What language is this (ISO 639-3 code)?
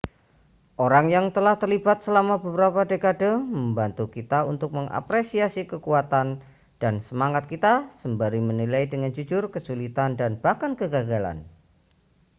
ind